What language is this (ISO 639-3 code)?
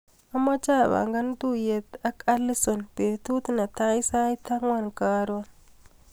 kln